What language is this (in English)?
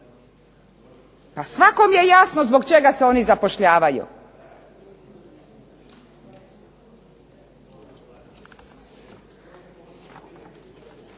Croatian